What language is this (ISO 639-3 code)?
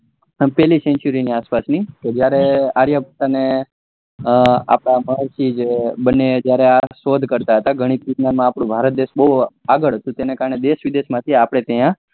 guj